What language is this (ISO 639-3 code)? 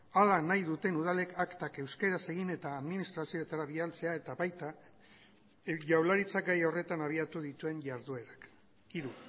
eus